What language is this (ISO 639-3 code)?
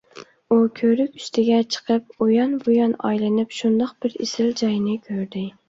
uig